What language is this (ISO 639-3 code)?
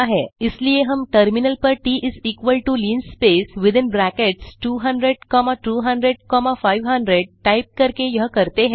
hin